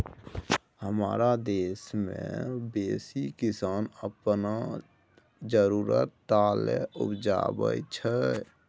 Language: Maithili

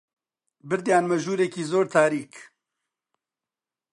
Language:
Central Kurdish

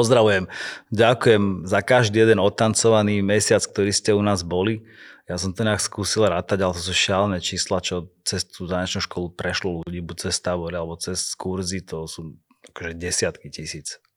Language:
Slovak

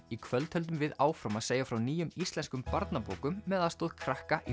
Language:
Icelandic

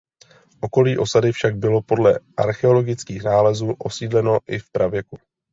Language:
Czech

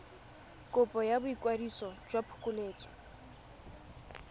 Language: Tswana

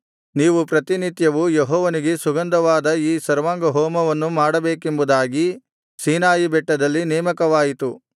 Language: Kannada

